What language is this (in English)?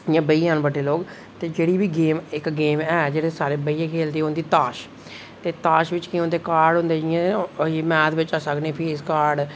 Dogri